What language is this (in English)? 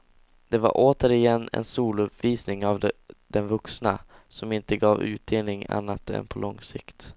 Swedish